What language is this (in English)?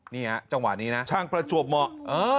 Thai